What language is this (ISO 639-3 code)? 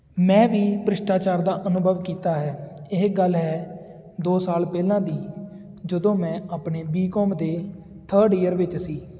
pan